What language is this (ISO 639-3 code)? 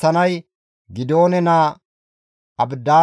gmv